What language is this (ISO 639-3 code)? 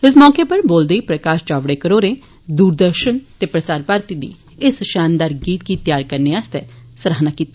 doi